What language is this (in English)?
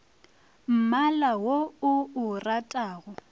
Northern Sotho